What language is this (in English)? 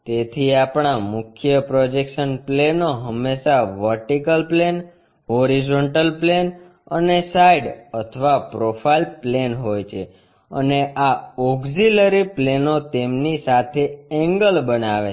Gujarati